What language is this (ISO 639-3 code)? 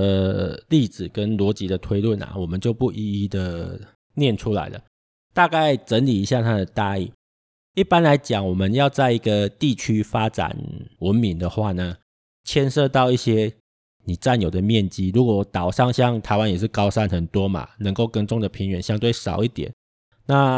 zho